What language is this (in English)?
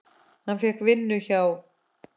Icelandic